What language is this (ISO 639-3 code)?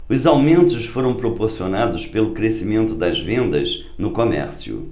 por